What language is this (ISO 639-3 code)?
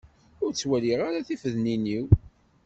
kab